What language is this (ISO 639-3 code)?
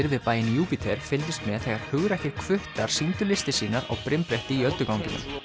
isl